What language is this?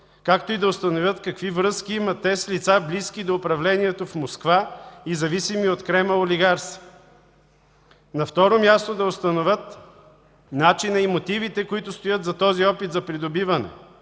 Bulgarian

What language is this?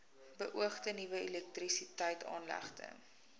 Afrikaans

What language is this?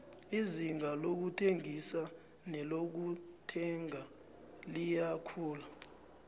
South Ndebele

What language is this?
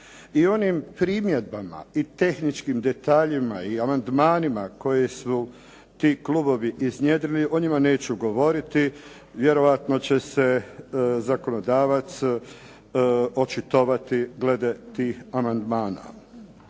Croatian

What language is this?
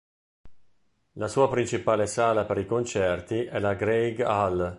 Italian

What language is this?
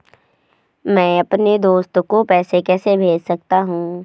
Hindi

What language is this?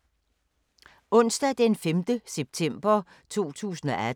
Danish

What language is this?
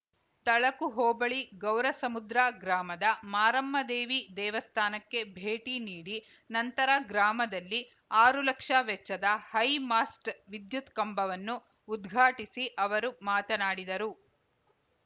Kannada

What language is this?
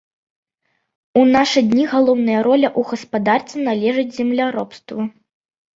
Belarusian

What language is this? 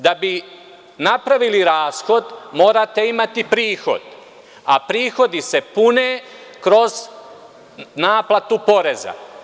Serbian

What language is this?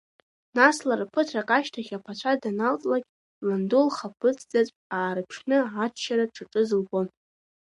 Abkhazian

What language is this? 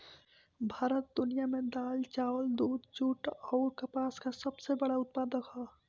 Bhojpuri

